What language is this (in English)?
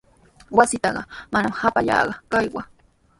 Sihuas Ancash Quechua